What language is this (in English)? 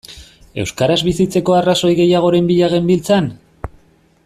Basque